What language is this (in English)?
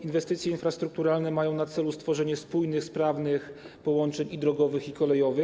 Polish